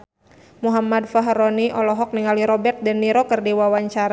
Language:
Sundanese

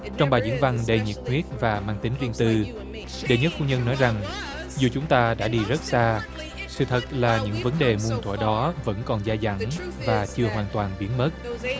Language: Vietnamese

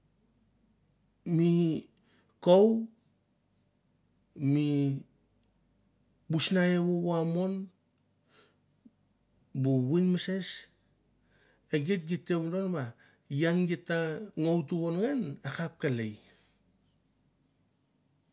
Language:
Mandara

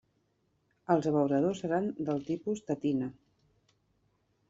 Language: Catalan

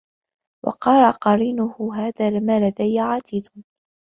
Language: Arabic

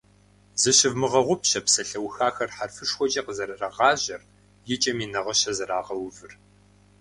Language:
Kabardian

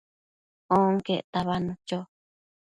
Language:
Matsés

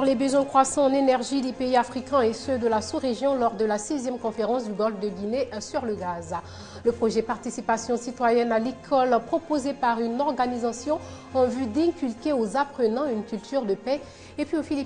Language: French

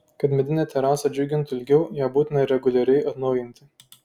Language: Lithuanian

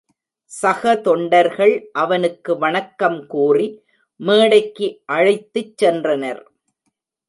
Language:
Tamil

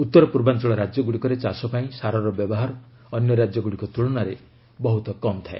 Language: Odia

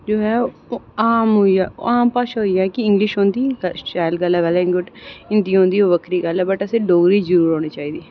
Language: Dogri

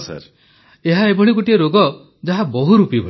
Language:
Odia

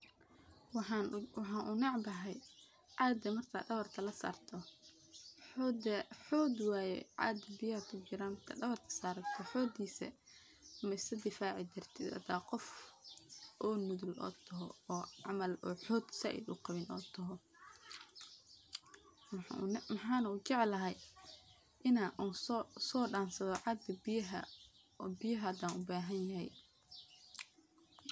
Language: Somali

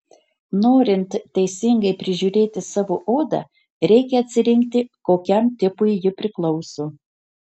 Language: Lithuanian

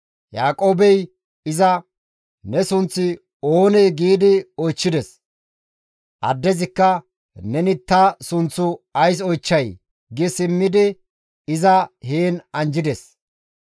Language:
Gamo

